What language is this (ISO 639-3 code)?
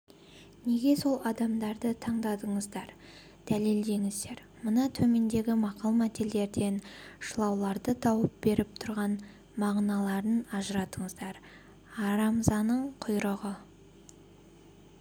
kaz